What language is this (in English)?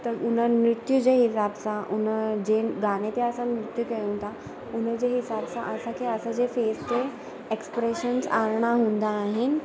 Sindhi